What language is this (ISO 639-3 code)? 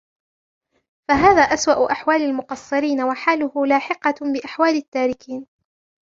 ara